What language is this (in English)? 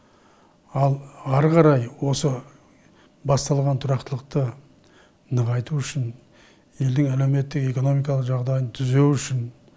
Kazakh